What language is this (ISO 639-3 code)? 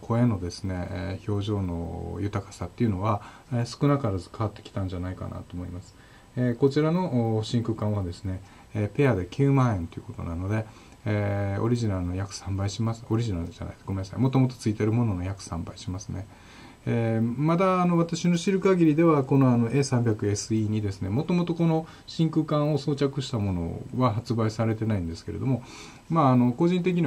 jpn